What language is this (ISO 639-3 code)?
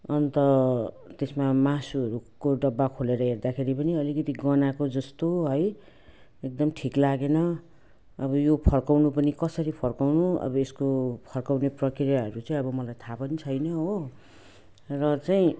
nep